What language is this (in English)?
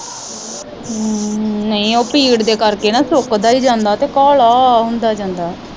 Punjabi